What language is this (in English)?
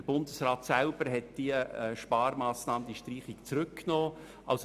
Swiss German